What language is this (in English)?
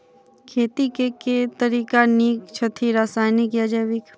Maithili